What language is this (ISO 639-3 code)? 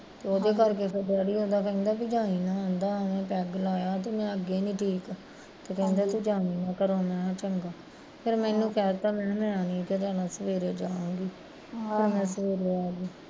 pan